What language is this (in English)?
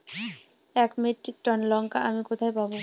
Bangla